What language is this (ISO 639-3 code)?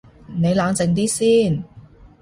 yue